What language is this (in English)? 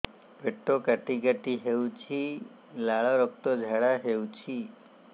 Odia